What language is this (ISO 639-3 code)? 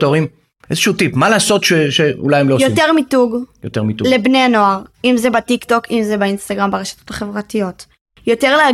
heb